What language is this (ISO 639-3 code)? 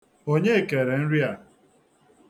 ibo